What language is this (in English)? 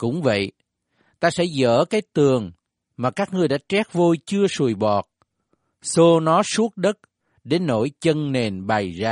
Vietnamese